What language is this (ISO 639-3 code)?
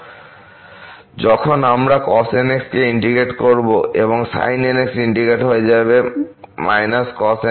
ben